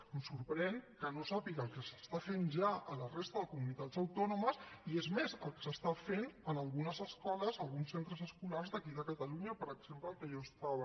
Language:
Catalan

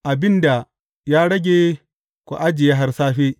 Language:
Hausa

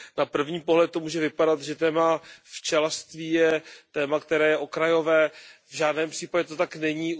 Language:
Czech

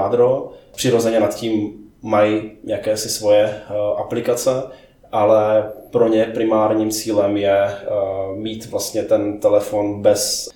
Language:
Czech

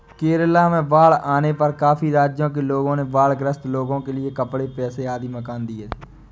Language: Hindi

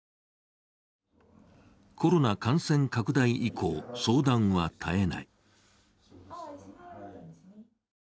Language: Japanese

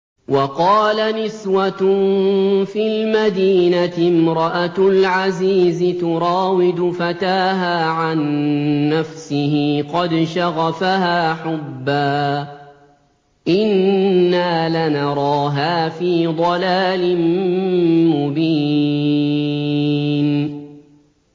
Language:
Arabic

